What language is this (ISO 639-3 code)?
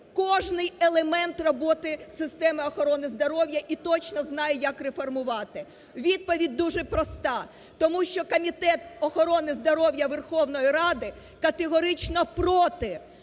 ukr